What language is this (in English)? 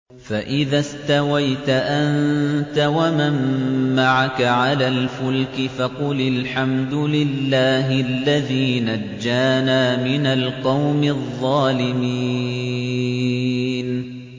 Arabic